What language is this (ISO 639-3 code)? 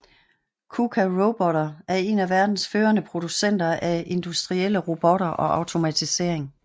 dan